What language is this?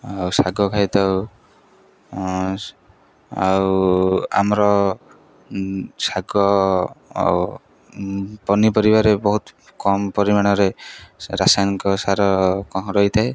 Odia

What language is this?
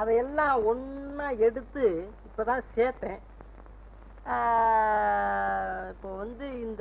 Tamil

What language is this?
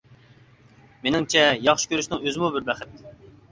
Uyghur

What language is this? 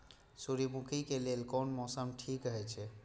Maithili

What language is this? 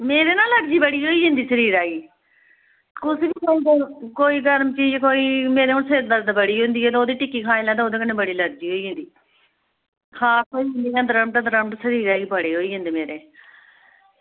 Dogri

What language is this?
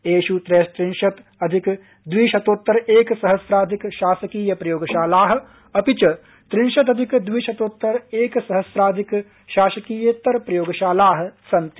Sanskrit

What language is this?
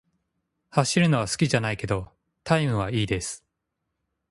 Japanese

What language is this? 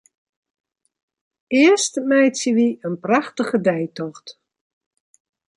Western Frisian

